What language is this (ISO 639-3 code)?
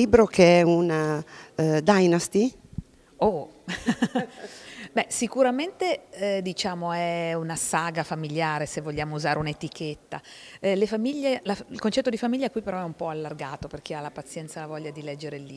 ita